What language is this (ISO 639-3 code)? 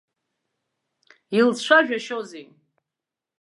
abk